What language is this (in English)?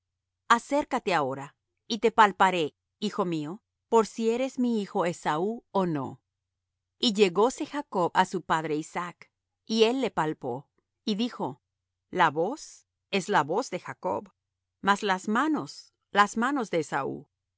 Spanish